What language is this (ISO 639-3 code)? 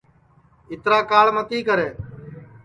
ssi